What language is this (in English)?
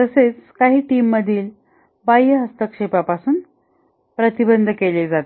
Marathi